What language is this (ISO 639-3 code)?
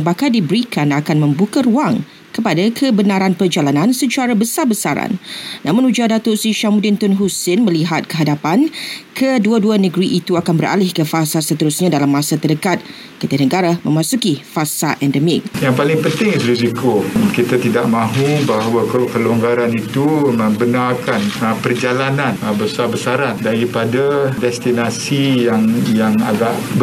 msa